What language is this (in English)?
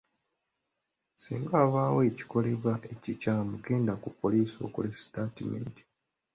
Ganda